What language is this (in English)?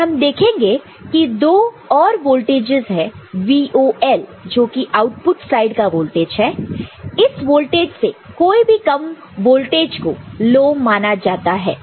Hindi